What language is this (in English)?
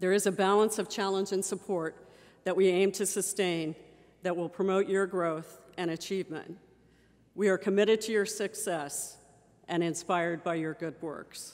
English